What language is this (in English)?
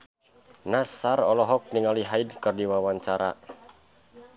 Sundanese